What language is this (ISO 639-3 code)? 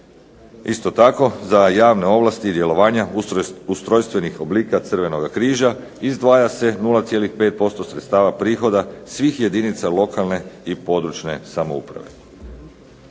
hrv